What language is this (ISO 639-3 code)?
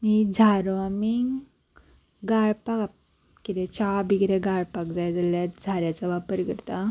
kok